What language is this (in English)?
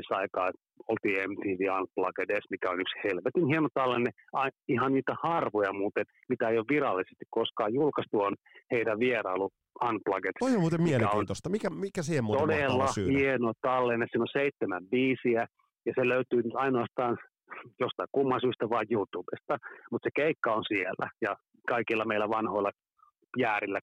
Finnish